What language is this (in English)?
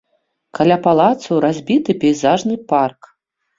Belarusian